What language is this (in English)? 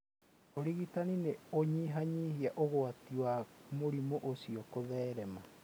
Kikuyu